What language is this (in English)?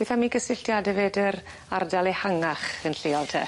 Welsh